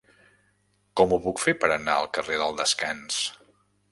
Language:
Catalan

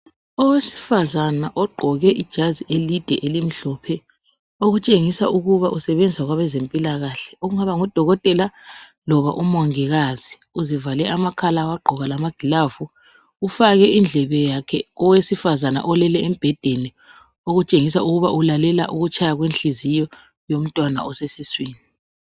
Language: North Ndebele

